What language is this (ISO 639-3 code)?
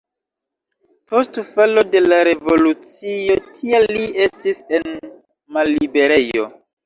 epo